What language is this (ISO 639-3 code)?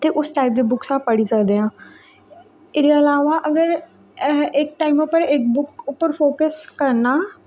doi